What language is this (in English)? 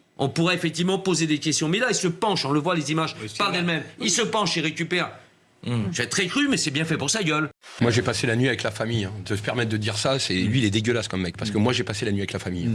French